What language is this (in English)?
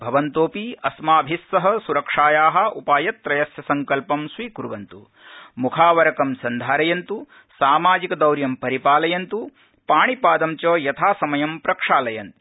Sanskrit